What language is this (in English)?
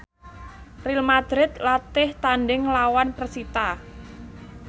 Javanese